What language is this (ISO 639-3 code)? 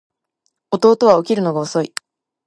jpn